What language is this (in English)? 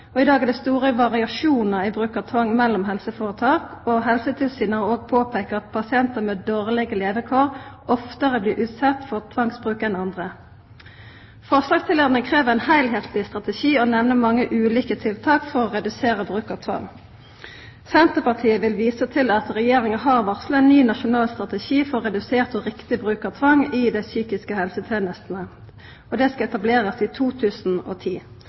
Norwegian Nynorsk